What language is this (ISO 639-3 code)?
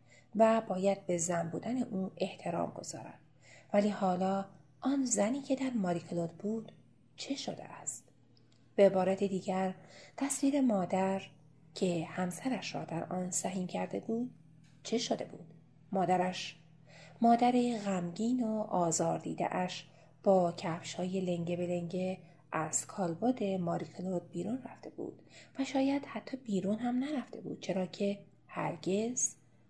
fas